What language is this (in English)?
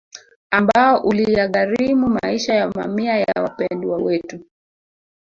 Swahili